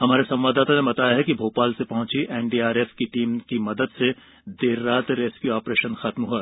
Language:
Hindi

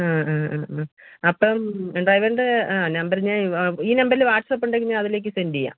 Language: Malayalam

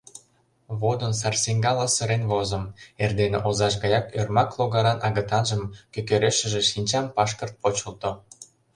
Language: Mari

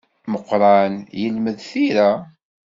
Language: Kabyle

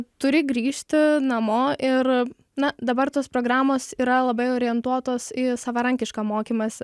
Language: Lithuanian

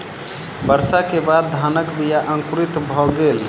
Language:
Maithili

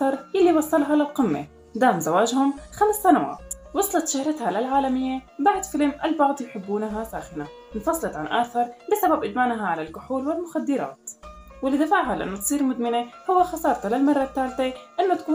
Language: Arabic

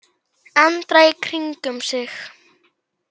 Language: Icelandic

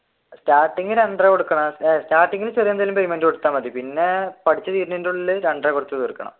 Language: Malayalam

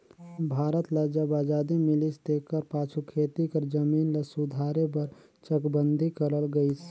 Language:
Chhattisgarhi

